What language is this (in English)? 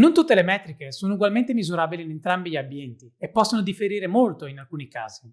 Italian